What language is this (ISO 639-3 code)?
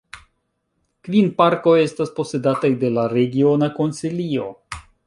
epo